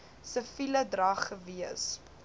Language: Afrikaans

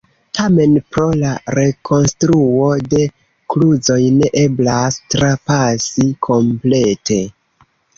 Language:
Esperanto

